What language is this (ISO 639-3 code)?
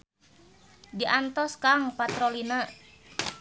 sun